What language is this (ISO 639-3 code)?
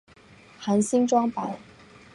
zho